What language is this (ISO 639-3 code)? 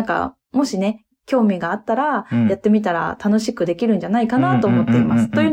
jpn